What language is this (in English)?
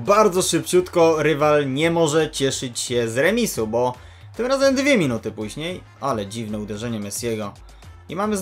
Polish